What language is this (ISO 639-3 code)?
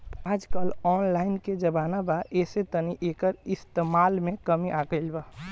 bho